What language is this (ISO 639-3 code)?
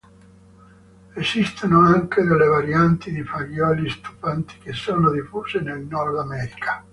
ita